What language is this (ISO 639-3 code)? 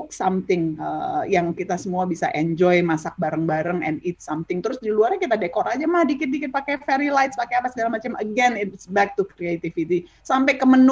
ind